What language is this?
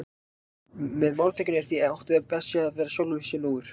Icelandic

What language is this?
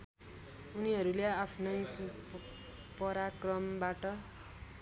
Nepali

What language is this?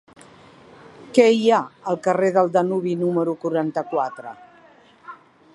Catalan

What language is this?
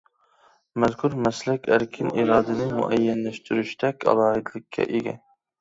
Uyghur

